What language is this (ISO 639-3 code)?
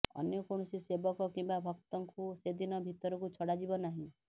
ori